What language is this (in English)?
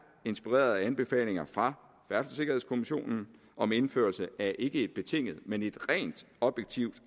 Danish